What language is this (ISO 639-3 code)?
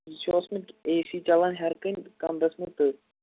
kas